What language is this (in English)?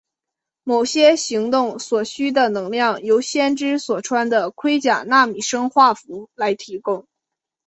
Chinese